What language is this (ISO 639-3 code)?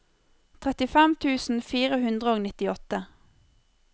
nor